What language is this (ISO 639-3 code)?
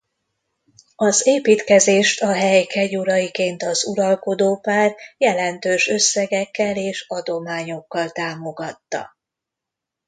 hun